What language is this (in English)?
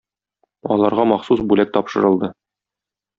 Tatar